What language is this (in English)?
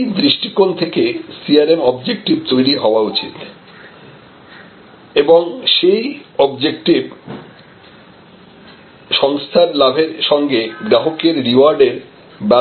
Bangla